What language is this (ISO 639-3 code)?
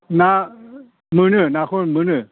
brx